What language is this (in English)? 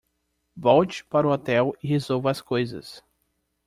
Portuguese